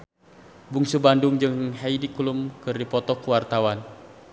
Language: Sundanese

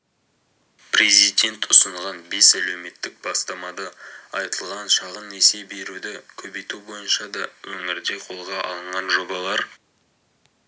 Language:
Kazakh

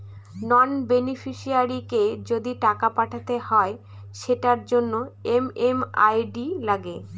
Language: Bangla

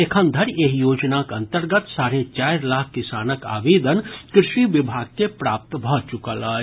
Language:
Maithili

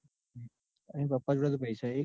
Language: Gujarati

